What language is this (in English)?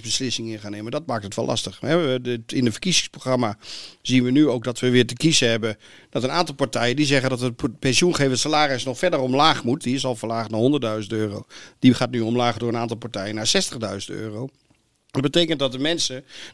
Dutch